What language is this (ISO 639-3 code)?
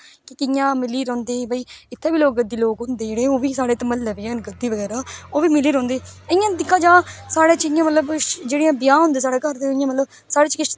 doi